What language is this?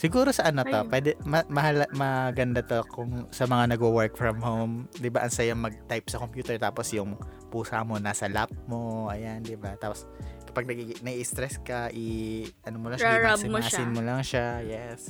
Filipino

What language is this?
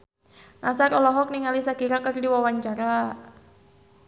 Sundanese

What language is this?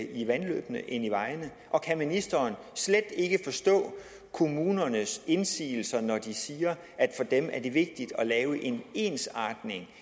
Danish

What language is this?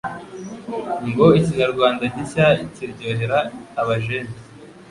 Kinyarwanda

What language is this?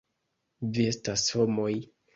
Esperanto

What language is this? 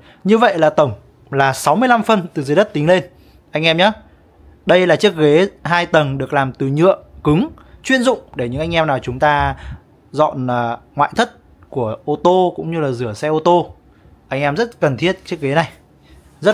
Vietnamese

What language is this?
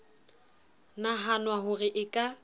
Southern Sotho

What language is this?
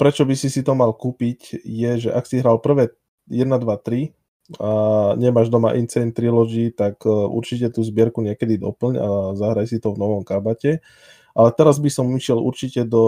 Slovak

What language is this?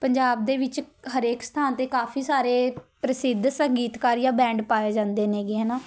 Punjabi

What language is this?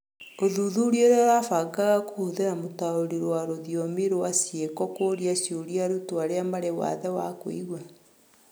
Kikuyu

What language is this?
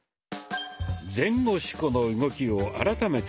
Japanese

